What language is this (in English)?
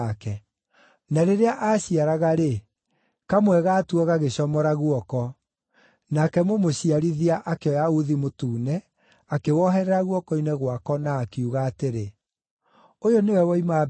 Kikuyu